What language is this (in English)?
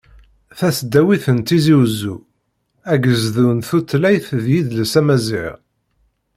Kabyle